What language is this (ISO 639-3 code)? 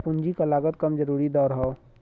bho